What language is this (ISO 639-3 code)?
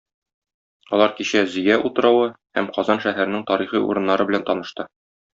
tat